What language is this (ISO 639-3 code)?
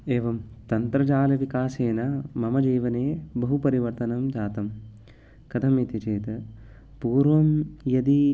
san